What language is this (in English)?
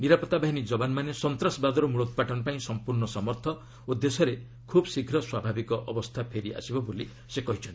Odia